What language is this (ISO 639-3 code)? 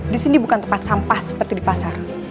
ind